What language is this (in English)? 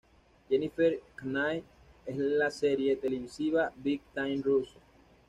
Spanish